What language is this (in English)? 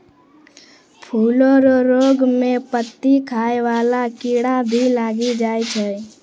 Maithili